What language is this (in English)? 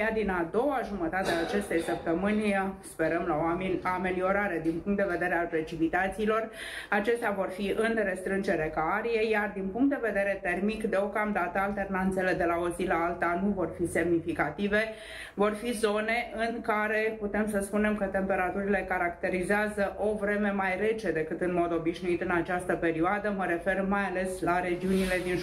Romanian